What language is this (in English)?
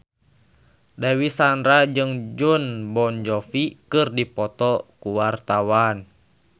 Sundanese